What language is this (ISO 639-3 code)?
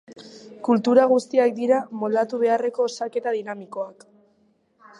eus